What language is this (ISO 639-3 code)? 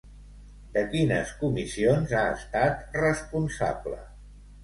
cat